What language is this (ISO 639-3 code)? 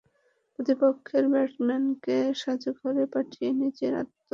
ben